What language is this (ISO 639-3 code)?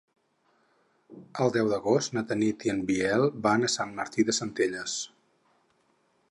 cat